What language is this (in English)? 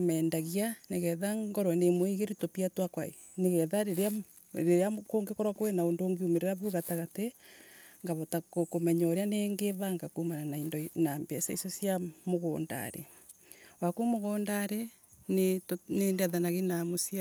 Embu